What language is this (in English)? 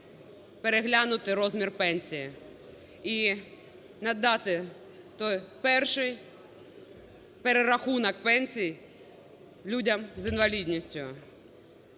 Ukrainian